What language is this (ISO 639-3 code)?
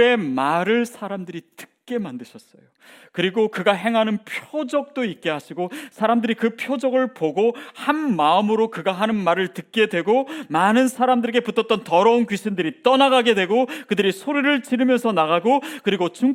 kor